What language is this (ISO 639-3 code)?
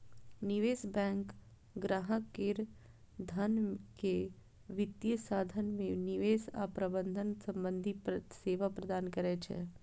mai